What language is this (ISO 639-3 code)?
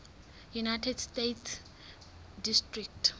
sot